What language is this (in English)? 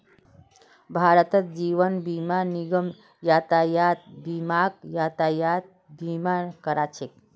Magahi